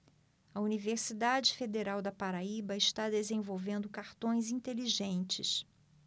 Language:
Portuguese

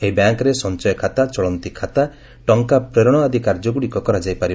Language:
Odia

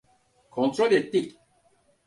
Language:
Turkish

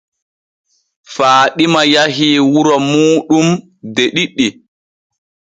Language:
Borgu Fulfulde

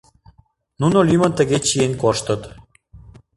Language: Mari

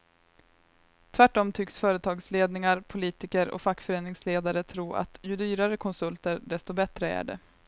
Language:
Swedish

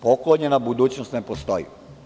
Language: Serbian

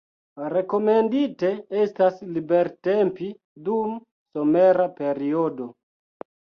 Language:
Esperanto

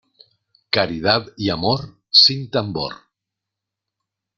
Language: Spanish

